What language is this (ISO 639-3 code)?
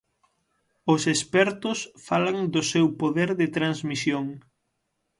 glg